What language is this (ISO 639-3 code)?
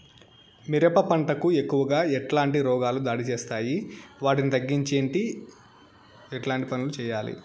tel